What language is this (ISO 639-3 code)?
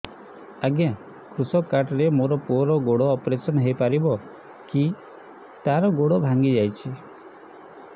ori